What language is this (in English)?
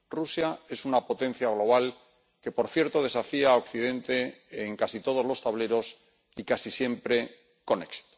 Spanish